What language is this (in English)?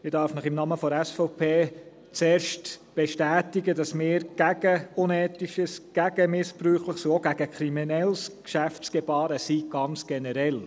Swiss German